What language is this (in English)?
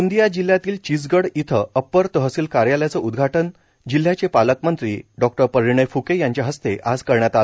Marathi